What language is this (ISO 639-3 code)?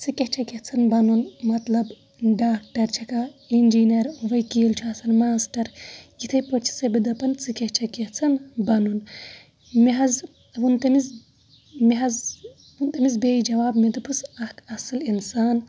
kas